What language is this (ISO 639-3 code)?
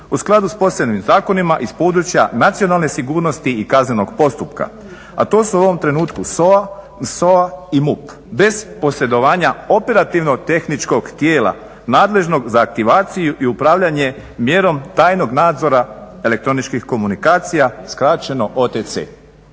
hrv